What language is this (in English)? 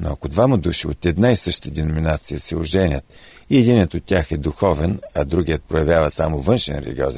Bulgarian